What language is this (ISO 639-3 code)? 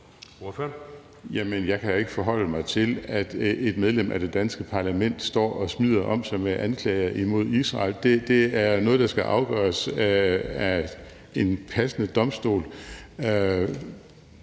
dan